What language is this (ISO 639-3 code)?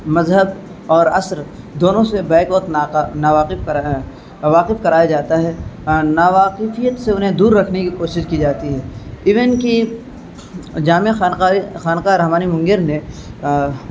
urd